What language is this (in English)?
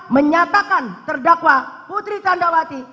Indonesian